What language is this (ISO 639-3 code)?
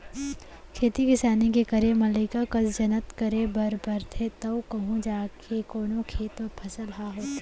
hne